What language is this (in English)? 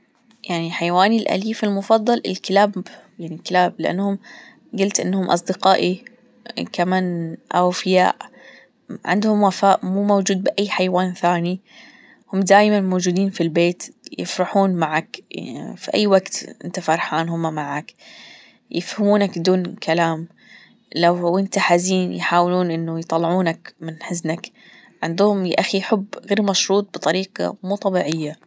Gulf Arabic